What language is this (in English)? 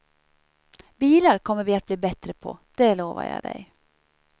Swedish